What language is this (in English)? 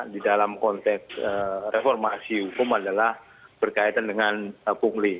Indonesian